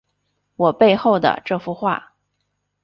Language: Chinese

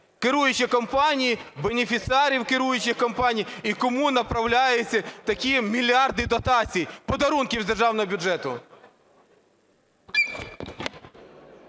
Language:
Ukrainian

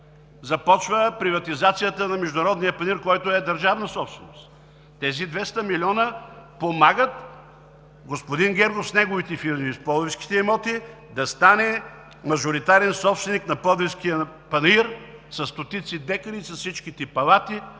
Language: Bulgarian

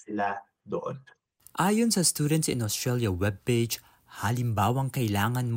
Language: Filipino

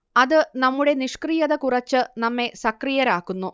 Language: Malayalam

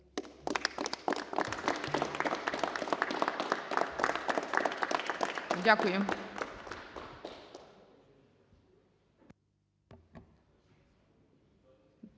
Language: Ukrainian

